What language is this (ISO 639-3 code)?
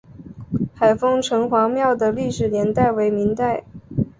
zho